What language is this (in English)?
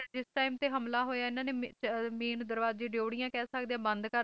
Punjabi